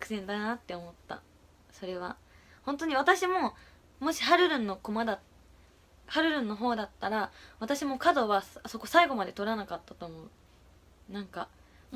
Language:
Japanese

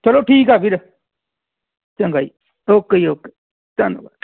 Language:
Punjabi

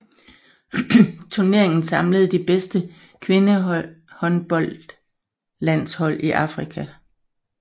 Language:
Danish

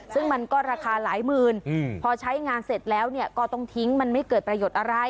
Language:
Thai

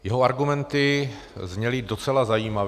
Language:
Czech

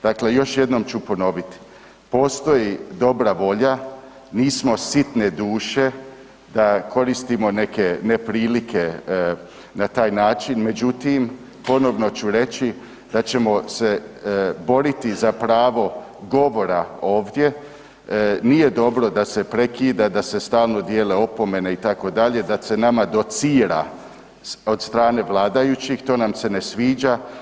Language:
Croatian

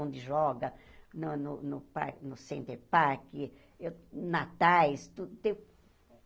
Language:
Portuguese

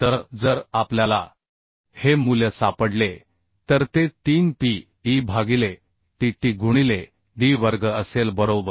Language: Marathi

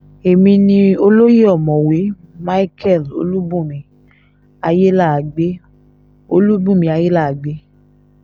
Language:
Yoruba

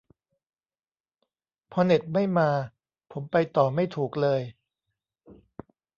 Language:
Thai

